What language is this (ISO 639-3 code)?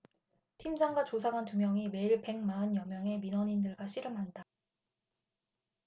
kor